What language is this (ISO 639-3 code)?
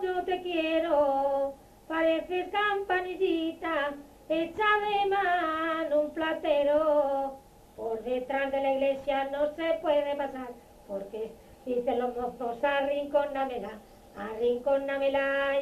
spa